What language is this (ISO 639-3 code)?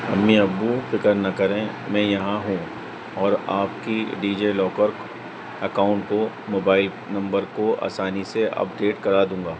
urd